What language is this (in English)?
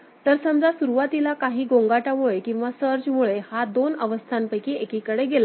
Marathi